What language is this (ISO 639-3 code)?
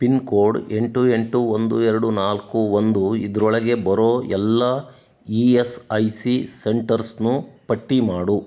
kan